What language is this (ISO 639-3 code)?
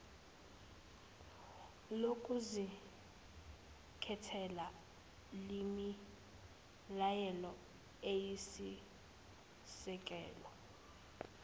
zul